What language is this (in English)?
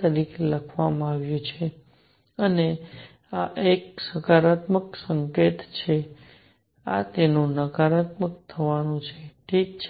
Gujarati